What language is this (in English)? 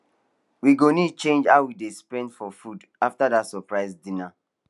Nigerian Pidgin